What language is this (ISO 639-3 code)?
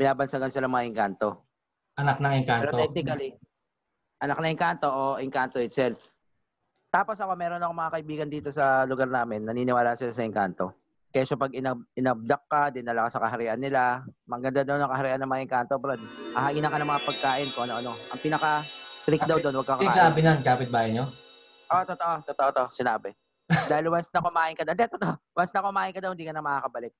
fil